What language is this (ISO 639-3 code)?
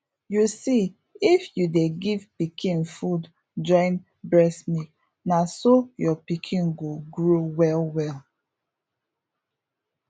pcm